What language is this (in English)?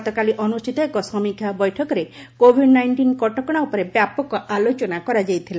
Odia